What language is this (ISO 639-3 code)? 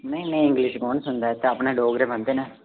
doi